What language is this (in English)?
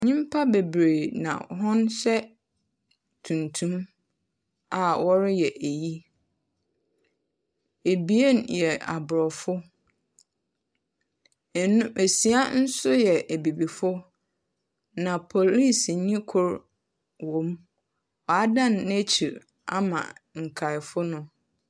Akan